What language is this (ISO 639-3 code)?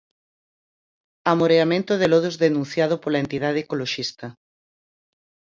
glg